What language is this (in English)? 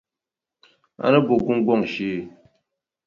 Dagbani